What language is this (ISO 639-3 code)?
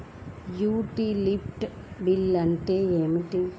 tel